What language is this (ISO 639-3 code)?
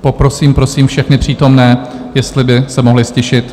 ces